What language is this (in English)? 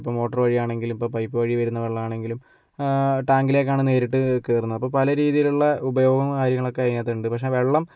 Malayalam